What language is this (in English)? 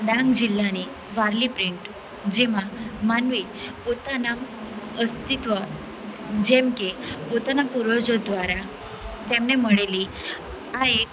Gujarati